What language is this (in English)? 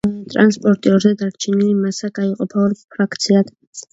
Georgian